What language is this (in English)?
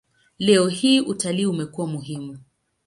Swahili